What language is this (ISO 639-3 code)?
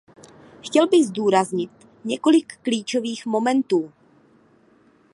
ces